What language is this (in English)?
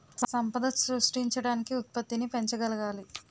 Telugu